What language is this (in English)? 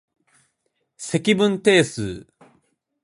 Japanese